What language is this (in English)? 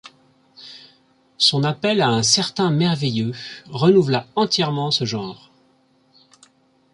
French